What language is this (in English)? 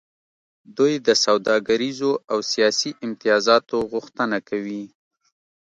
Pashto